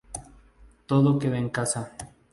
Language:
Spanish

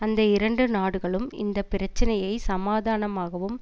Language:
Tamil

